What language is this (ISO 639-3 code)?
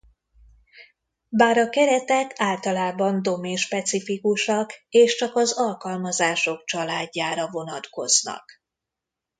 hun